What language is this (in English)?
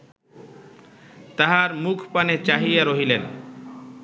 Bangla